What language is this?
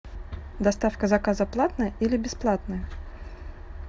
Russian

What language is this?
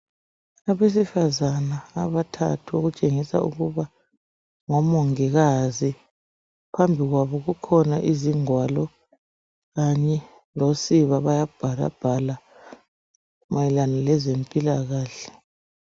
North Ndebele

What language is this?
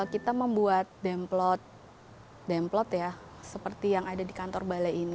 Indonesian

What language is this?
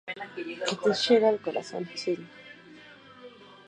Spanish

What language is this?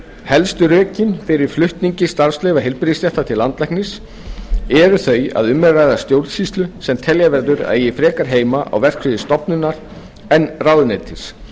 Icelandic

